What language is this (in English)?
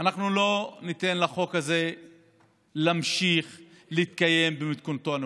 Hebrew